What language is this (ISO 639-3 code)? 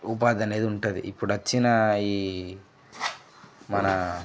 tel